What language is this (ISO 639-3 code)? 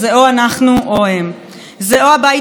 heb